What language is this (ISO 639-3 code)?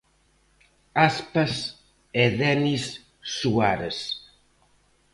glg